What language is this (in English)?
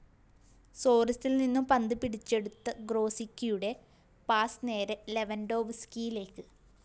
Malayalam